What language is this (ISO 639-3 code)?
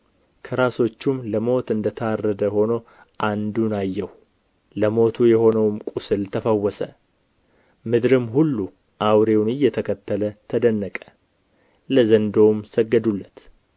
amh